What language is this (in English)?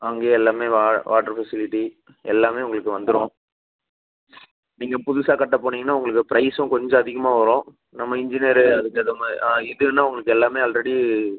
Tamil